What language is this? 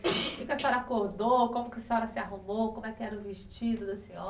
Portuguese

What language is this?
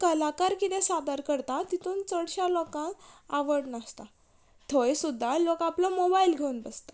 Konkani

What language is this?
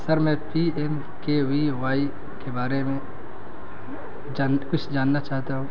Urdu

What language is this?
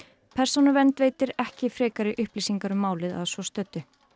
Icelandic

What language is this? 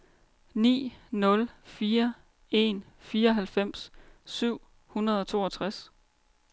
Danish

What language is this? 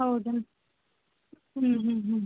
Kannada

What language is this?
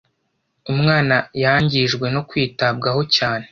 Kinyarwanda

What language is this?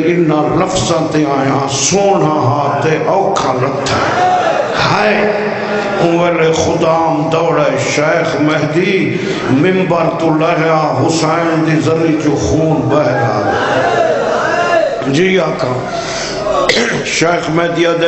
Romanian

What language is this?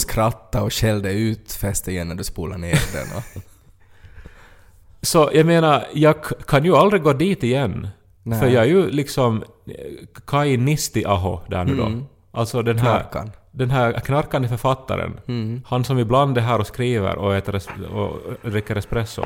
Swedish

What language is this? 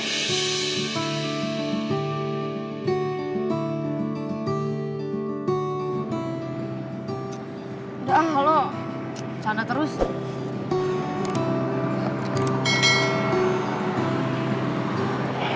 Indonesian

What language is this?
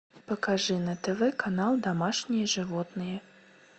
Russian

